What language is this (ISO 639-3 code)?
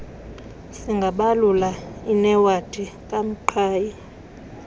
xho